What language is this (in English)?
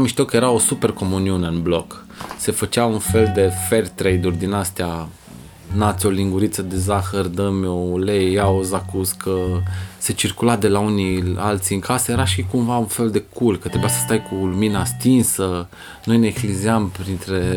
Romanian